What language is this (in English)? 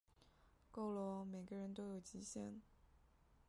Chinese